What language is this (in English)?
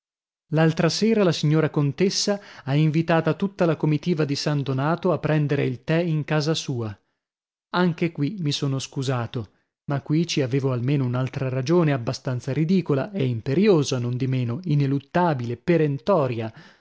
Italian